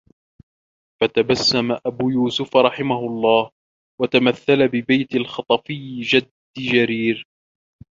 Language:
Arabic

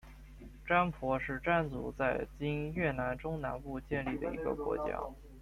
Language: Chinese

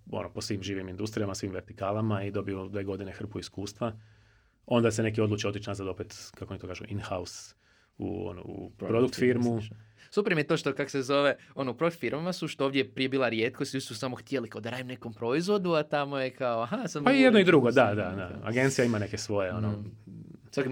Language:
Croatian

